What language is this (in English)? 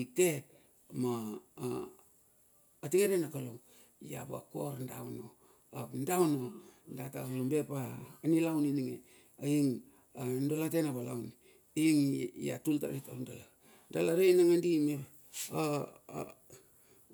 Bilur